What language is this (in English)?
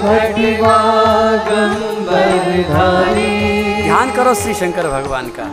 Hindi